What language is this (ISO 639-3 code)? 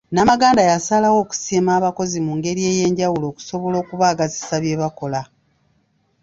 lug